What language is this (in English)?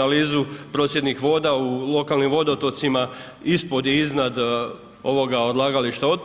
Croatian